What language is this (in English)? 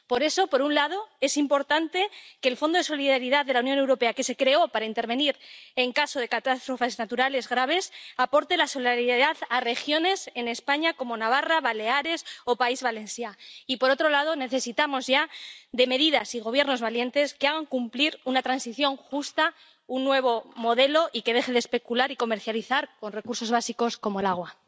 Spanish